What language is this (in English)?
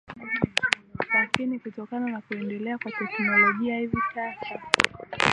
Swahili